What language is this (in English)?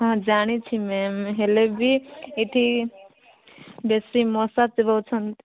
Odia